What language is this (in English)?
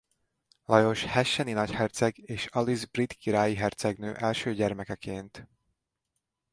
Hungarian